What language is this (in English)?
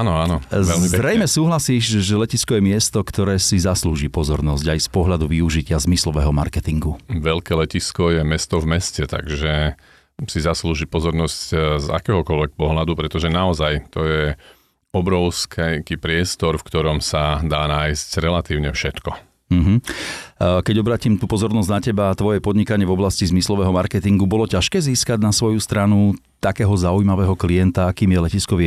Slovak